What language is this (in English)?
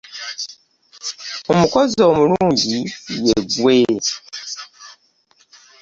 Ganda